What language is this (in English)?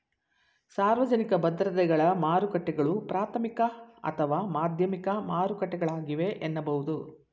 Kannada